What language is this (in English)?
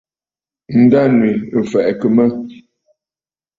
Bafut